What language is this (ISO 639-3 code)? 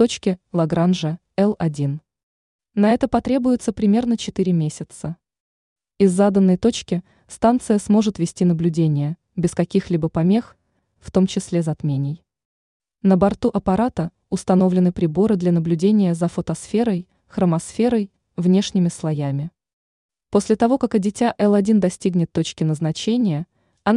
rus